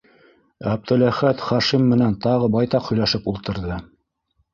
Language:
Bashkir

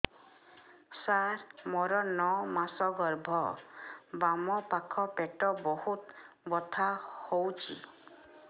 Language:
Odia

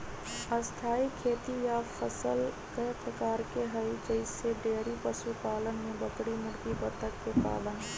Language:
Magahi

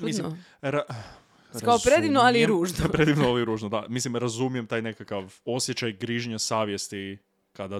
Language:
Croatian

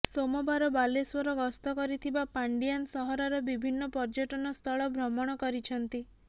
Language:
Odia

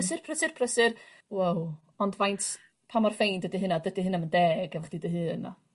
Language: Welsh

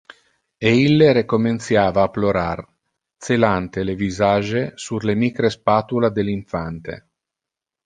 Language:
Interlingua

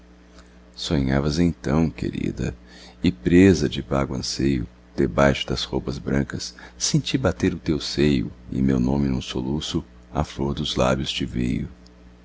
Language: Portuguese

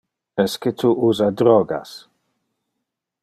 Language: Interlingua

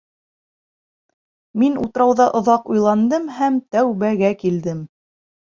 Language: Bashkir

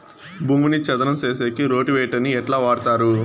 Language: Telugu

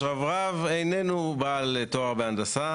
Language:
Hebrew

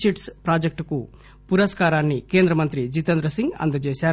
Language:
Telugu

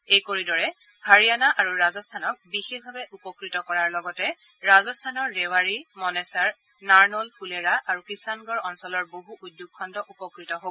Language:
Assamese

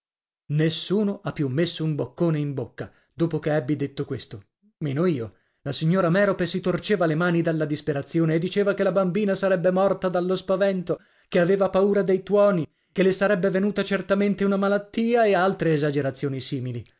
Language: Italian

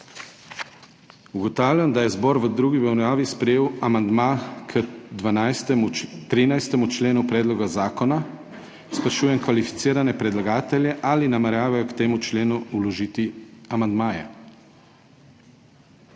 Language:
Slovenian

